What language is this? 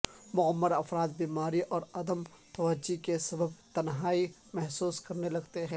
Urdu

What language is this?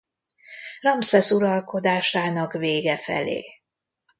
Hungarian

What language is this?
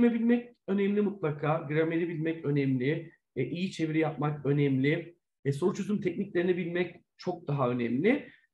Turkish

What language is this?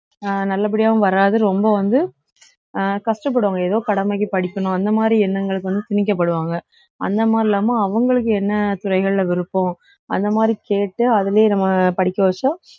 Tamil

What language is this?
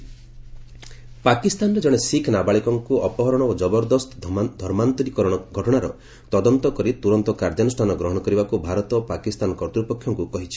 Odia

